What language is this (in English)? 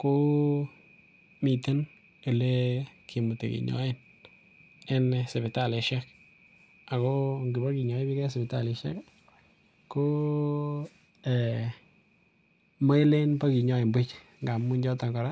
Kalenjin